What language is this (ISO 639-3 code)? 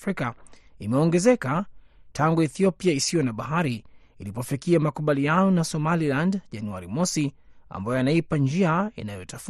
swa